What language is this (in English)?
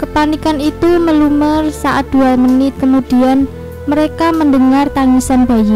Indonesian